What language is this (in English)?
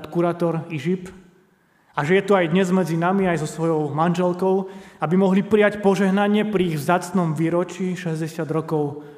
Slovak